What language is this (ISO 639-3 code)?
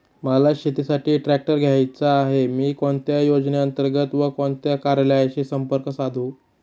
mar